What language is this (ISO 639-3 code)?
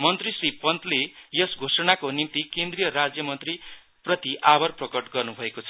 nep